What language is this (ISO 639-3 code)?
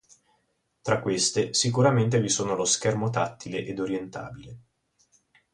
ita